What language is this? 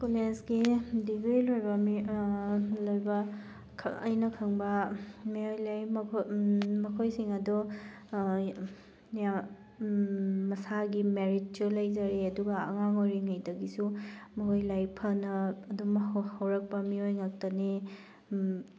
Manipuri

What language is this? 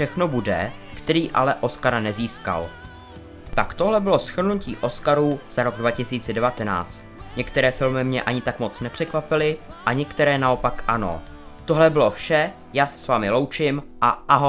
Czech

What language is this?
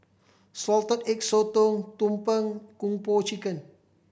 English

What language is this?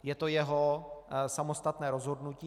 Czech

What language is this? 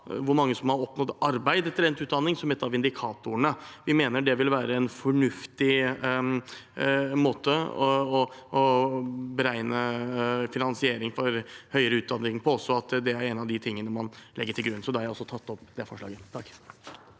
Norwegian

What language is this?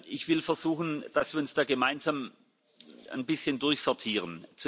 German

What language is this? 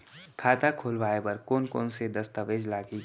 Chhattisgarhi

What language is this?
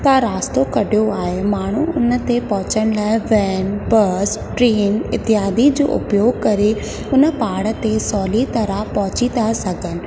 Sindhi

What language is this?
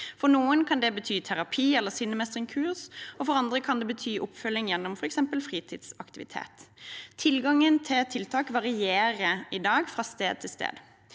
Norwegian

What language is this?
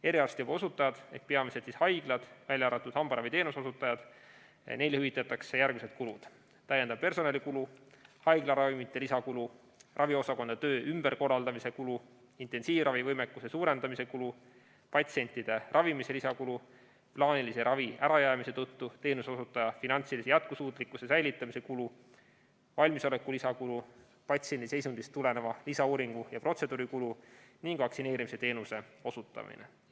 Estonian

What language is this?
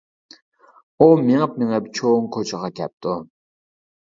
Uyghur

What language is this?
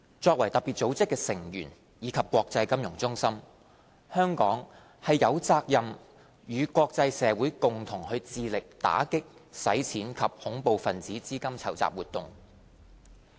Cantonese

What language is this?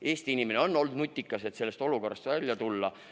Estonian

